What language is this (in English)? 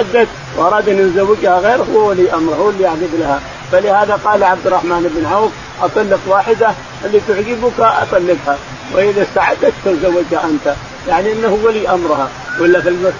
Arabic